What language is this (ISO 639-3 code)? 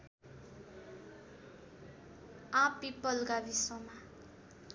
nep